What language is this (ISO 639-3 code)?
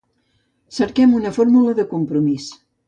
cat